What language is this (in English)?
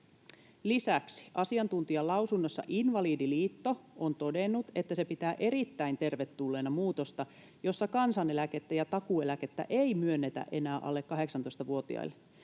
Finnish